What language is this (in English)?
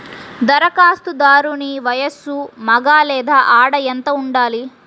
Telugu